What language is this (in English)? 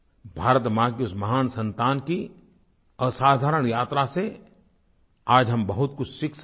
Hindi